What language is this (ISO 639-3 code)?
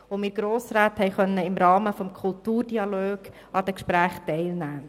gsw